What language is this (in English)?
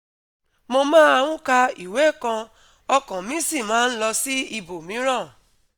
Yoruba